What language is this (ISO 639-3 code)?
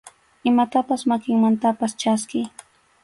qxu